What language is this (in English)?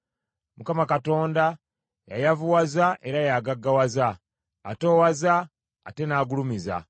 Ganda